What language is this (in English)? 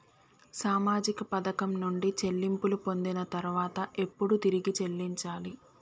Telugu